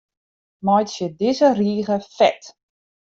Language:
Western Frisian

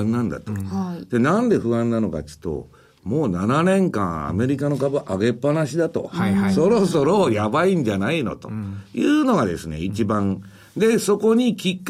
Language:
Japanese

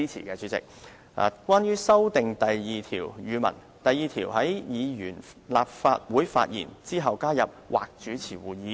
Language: Cantonese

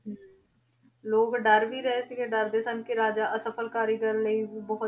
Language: Punjabi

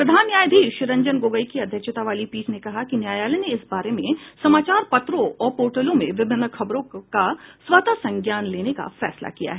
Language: Hindi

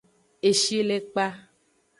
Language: Aja (Benin)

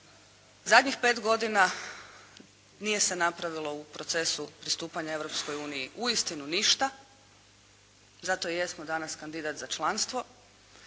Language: Croatian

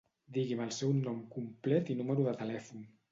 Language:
Catalan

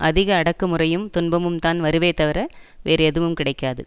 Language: Tamil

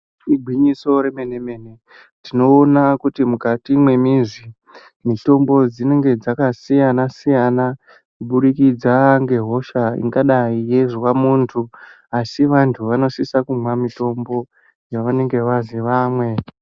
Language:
Ndau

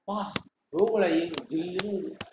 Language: Tamil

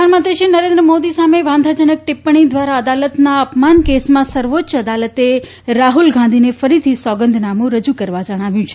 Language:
Gujarati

